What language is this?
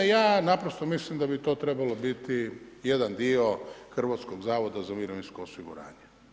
Croatian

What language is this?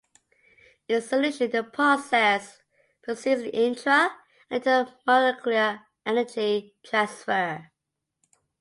English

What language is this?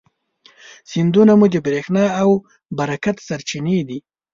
Pashto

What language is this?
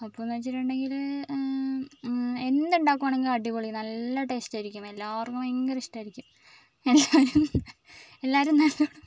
Malayalam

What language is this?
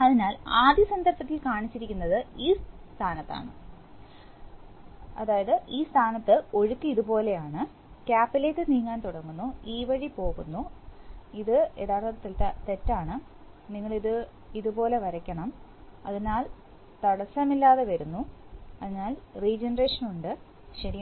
Malayalam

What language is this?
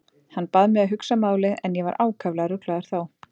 Icelandic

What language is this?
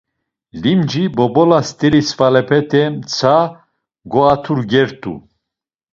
Laz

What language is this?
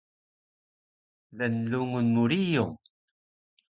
Taroko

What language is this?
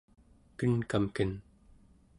Central Yupik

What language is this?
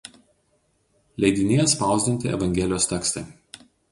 Lithuanian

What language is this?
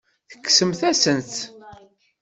Kabyle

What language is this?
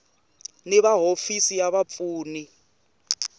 Tsonga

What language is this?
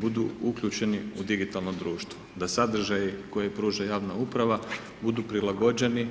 Croatian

